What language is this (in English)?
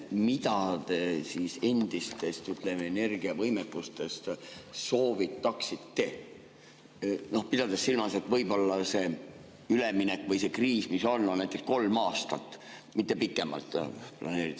Estonian